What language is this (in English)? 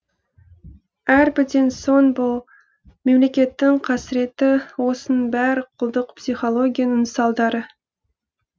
Kazakh